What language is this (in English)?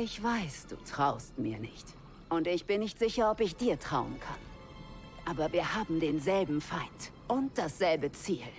German